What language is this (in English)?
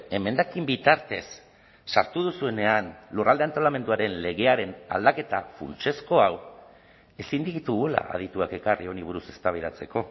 Basque